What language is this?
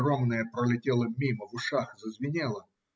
Russian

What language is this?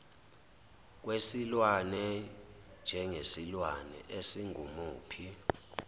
Zulu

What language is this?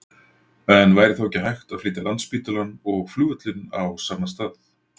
Icelandic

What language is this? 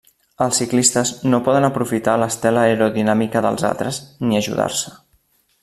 Catalan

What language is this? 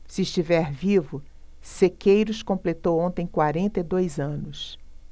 Portuguese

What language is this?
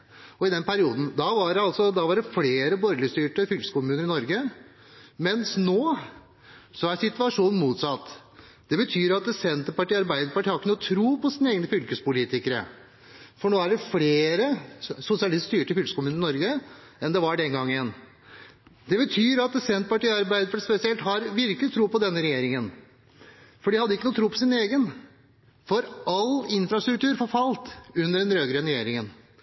Norwegian Bokmål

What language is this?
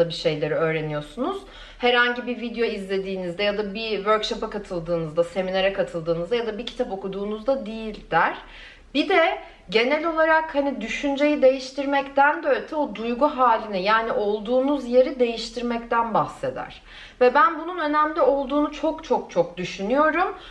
Turkish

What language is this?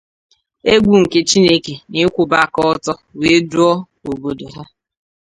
Igbo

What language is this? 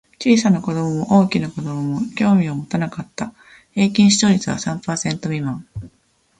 Japanese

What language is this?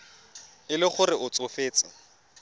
Tswana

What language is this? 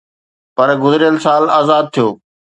Sindhi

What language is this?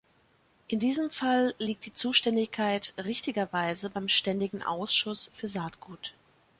German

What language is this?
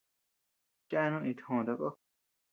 Tepeuxila Cuicatec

